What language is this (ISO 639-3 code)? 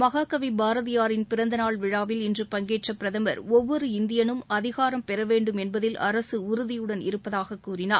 tam